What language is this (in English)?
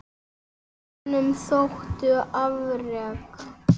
Icelandic